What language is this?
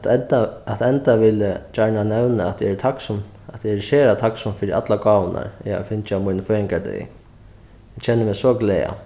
Faroese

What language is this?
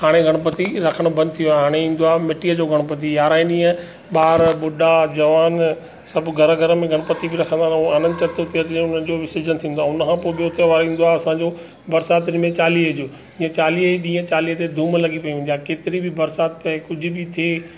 Sindhi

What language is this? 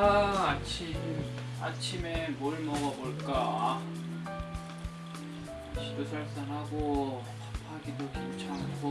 Korean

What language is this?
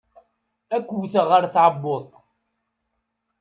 Kabyle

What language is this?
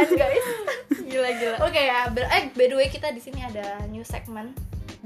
Indonesian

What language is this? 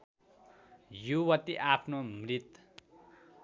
Nepali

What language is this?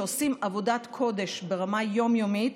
Hebrew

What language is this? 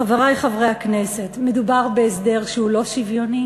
Hebrew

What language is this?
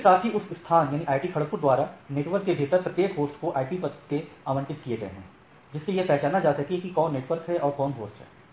Hindi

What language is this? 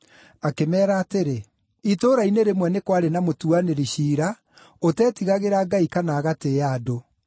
Kikuyu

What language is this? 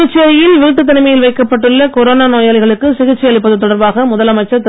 Tamil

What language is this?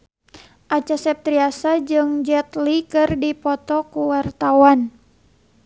Sundanese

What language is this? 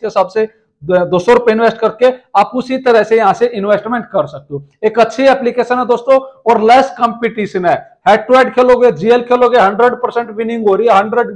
Hindi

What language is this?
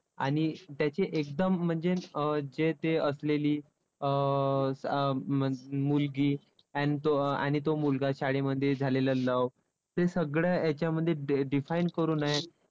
Marathi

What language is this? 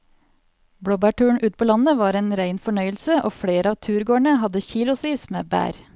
Norwegian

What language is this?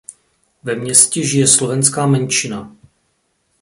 Czech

